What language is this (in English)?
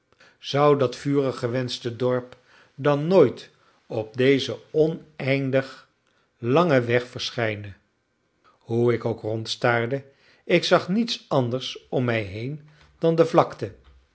Dutch